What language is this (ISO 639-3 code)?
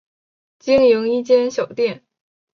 zho